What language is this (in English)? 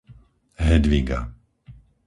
Slovak